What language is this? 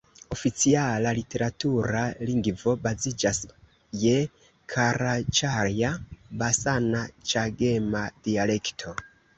Esperanto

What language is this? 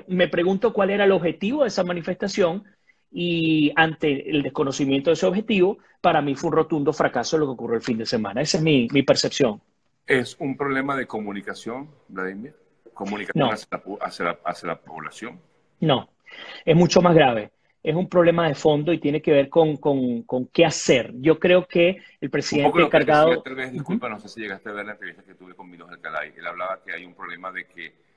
Spanish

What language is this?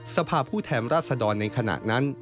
Thai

